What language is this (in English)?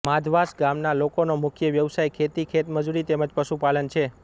Gujarati